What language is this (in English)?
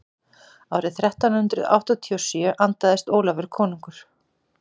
Icelandic